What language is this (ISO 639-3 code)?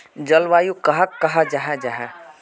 mag